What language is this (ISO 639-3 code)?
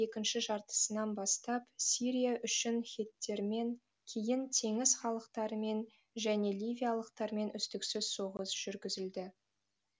kaz